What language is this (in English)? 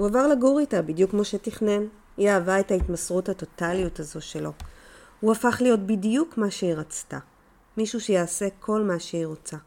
Hebrew